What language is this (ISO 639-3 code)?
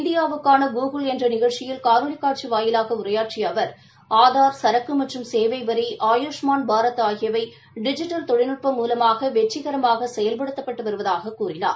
tam